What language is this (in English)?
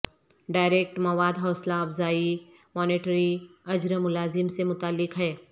Urdu